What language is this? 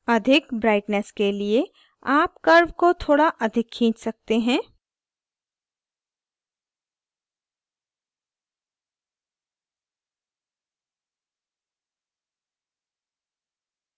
Hindi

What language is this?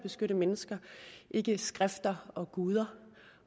Danish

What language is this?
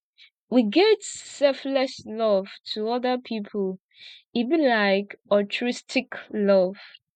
Nigerian Pidgin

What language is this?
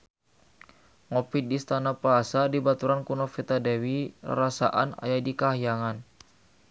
Sundanese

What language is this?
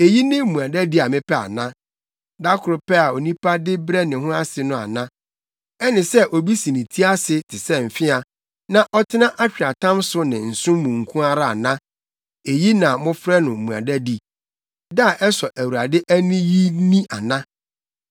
Akan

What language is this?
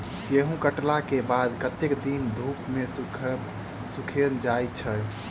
Maithili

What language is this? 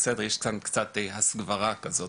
Hebrew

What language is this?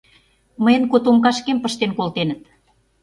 Mari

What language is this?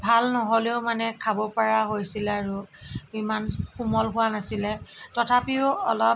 Assamese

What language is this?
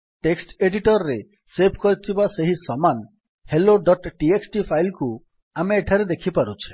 Odia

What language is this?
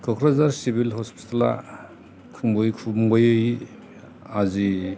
Bodo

